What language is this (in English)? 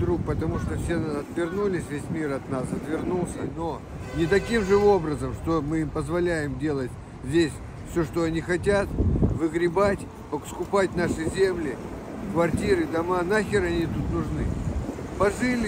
Russian